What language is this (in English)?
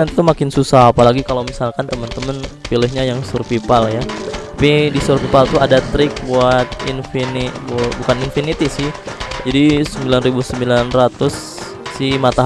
Indonesian